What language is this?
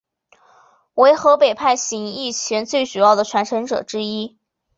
Chinese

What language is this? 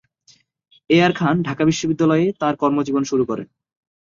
Bangla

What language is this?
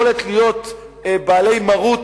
Hebrew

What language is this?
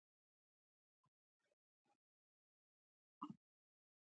Pashto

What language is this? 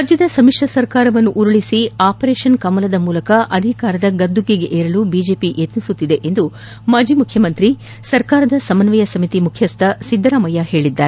Kannada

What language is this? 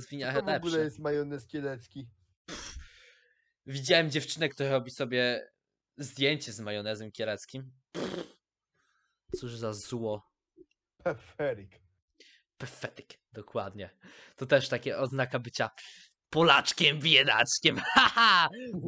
Polish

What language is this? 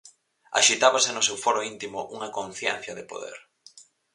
Galician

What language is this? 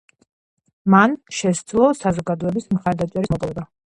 Georgian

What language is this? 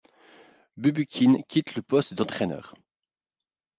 French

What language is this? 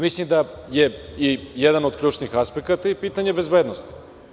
Serbian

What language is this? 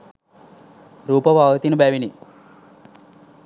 Sinhala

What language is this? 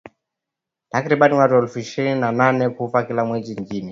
Swahili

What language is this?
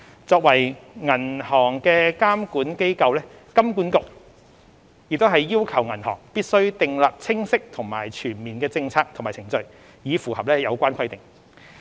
Cantonese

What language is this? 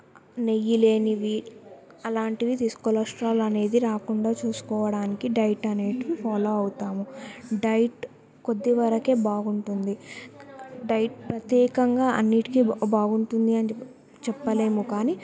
Telugu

